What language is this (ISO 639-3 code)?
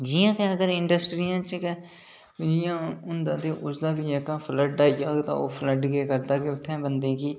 doi